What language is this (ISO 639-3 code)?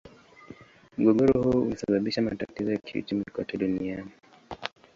swa